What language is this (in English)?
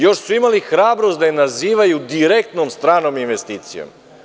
Serbian